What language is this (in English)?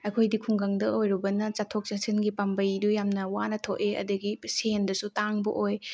Manipuri